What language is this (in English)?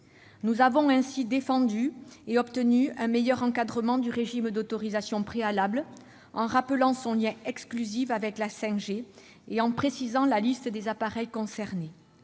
French